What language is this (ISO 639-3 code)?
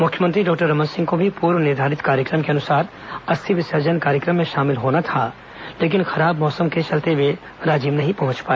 hin